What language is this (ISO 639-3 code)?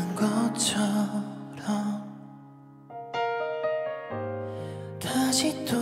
kor